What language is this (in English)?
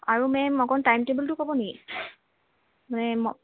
Assamese